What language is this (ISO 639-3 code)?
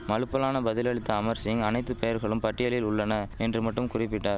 tam